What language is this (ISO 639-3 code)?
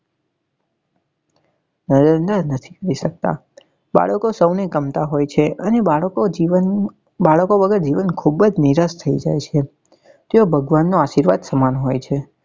guj